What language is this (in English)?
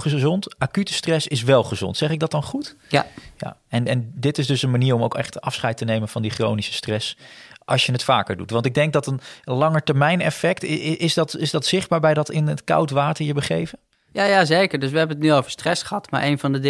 Dutch